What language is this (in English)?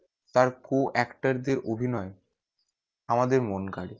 Bangla